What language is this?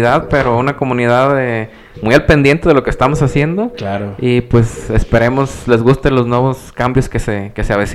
Spanish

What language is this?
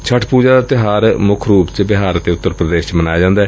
Punjabi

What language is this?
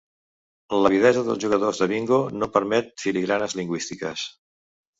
Catalan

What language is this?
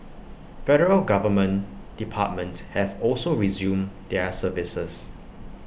English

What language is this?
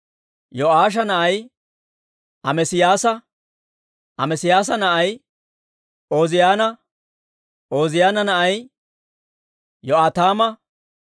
Dawro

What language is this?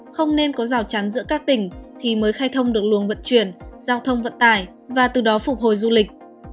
Vietnamese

